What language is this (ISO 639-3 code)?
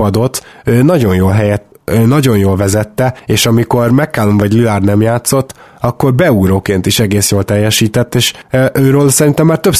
hun